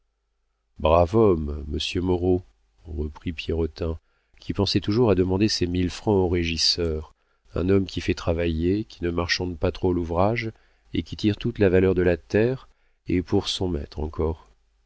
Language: French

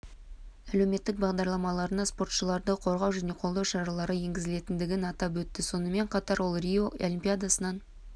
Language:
Kazakh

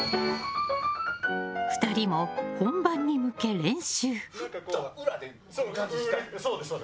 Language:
Japanese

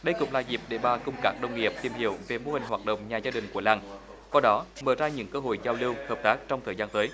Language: Vietnamese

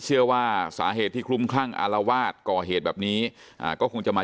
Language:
Thai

